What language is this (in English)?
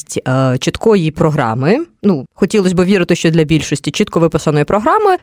Ukrainian